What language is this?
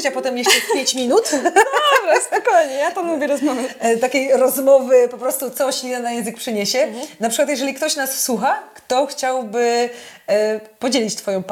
Polish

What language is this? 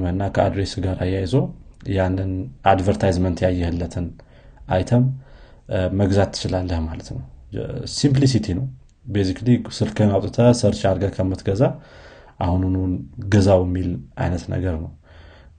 Amharic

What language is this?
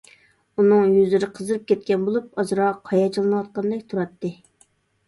Uyghur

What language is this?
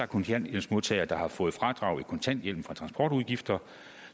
Danish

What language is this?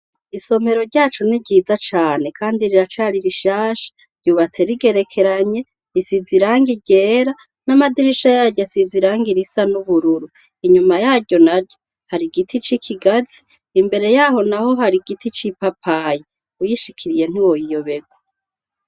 Rundi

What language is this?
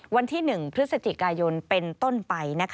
Thai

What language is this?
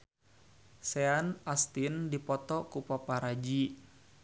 Sundanese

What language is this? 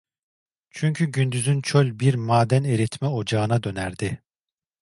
Turkish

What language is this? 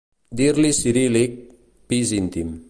Catalan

